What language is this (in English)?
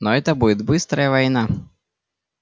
Russian